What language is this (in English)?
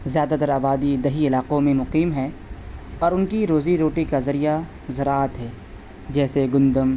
Urdu